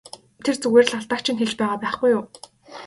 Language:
Mongolian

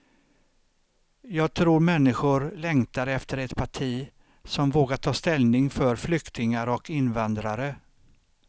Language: Swedish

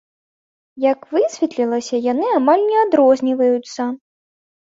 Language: Belarusian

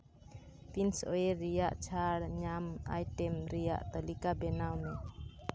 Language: Santali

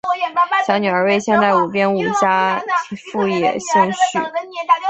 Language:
Chinese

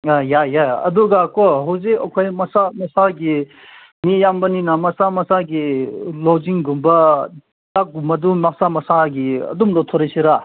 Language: Manipuri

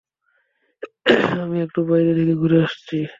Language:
Bangla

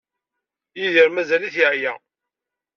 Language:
Kabyle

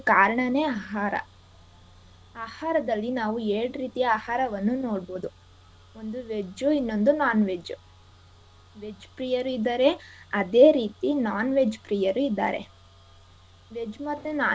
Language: Kannada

